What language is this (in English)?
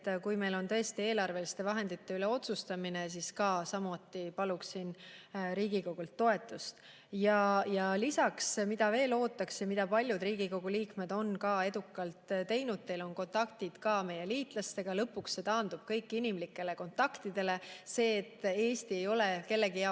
Estonian